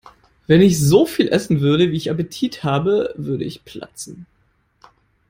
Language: German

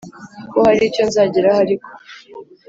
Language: Kinyarwanda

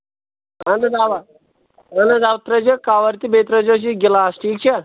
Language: Kashmiri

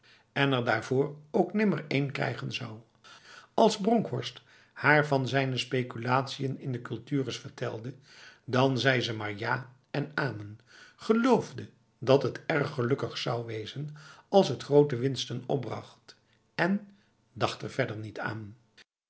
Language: Dutch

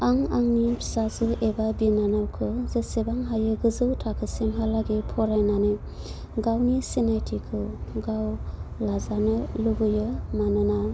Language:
Bodo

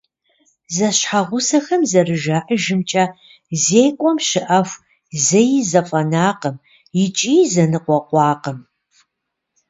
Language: Kabardian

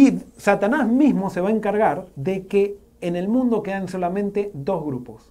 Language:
Spanish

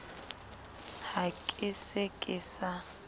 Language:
Southern Sotho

